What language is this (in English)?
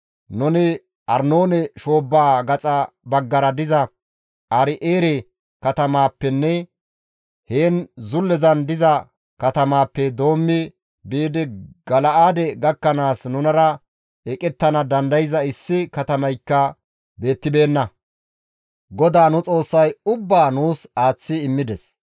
Gamo